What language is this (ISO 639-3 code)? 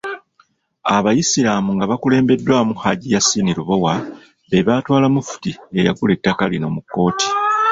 lug